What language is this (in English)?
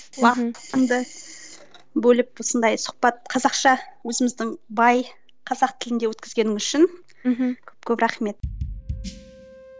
Kazakh